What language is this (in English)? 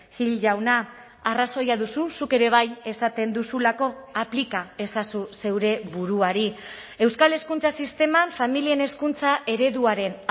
Basque